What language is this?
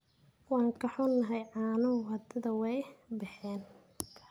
Somali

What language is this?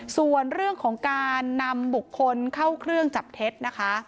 Thai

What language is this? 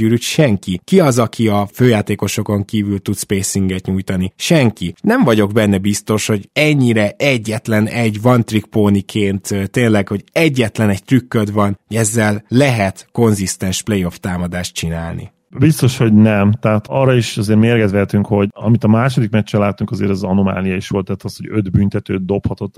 Hungarian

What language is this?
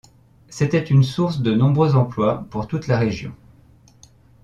French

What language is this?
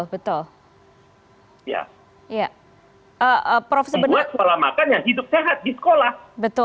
Indonesian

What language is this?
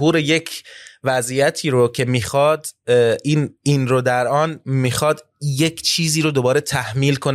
Persian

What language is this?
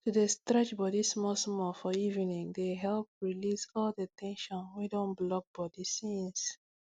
Nigerian Pidgin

